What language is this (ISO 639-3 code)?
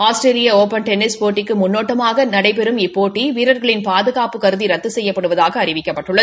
tam